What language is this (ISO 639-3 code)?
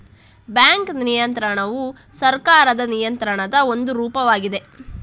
kan